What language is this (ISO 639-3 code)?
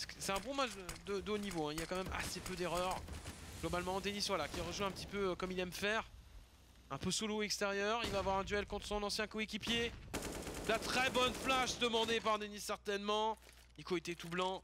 fra